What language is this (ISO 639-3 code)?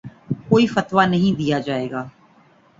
urd